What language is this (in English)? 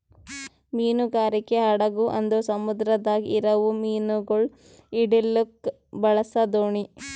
Kannada